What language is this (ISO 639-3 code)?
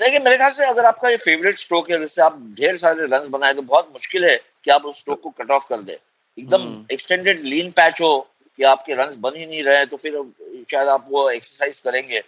hin